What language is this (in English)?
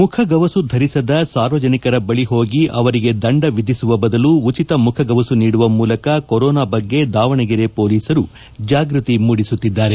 Kannada